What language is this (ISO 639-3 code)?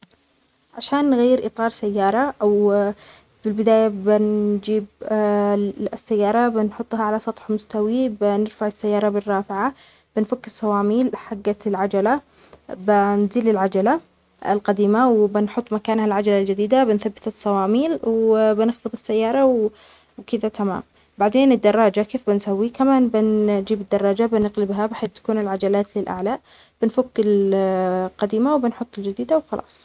acx